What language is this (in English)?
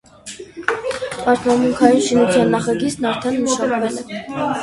Armenian